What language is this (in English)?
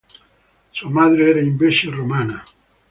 Italian